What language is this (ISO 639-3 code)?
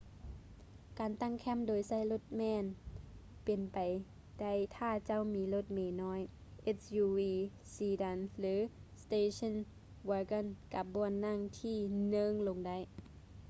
lao